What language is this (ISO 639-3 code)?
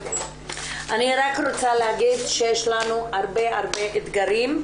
heb